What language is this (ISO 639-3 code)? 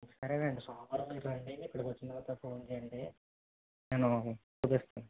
tel